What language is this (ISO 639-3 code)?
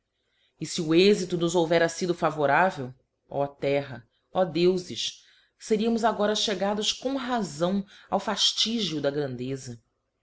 por